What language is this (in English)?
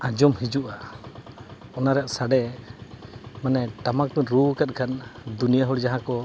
Santali